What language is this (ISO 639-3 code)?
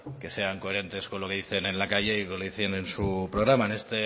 spa